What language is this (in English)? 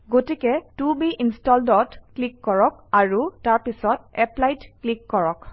Assamese